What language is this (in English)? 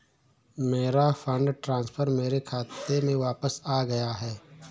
Hindi